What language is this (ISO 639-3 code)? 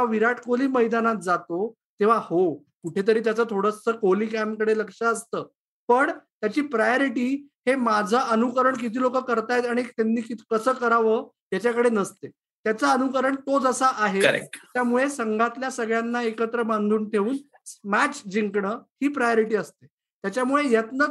mar